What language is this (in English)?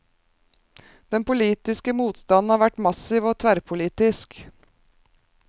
Norwegian